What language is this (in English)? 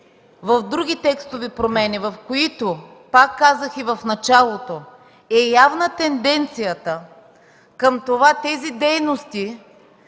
Bulgarian